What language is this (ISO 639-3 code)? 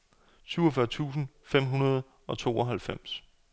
dan